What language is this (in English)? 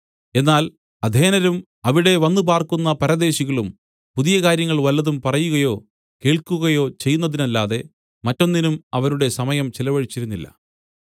Malayalam